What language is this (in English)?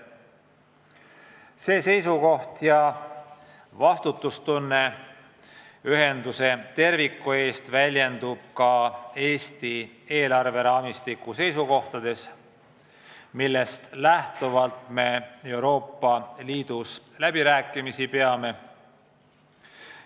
Estonian